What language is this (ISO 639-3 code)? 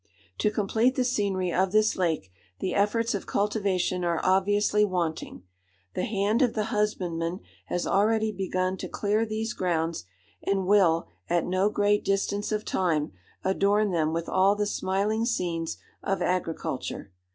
eng